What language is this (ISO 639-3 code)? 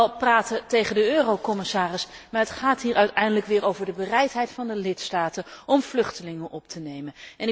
nld